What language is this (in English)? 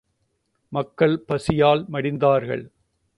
Tamil